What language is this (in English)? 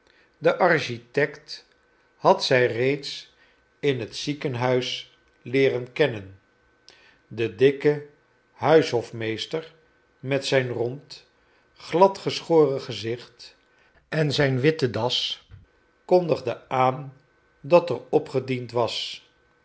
Dutch